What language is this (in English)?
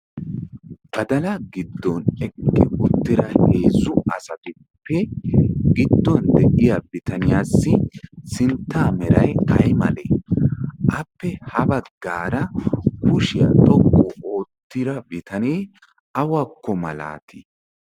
Wolaytta